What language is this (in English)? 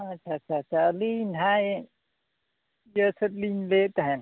Santali